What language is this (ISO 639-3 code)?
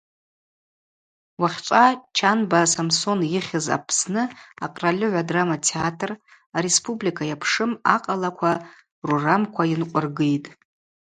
abq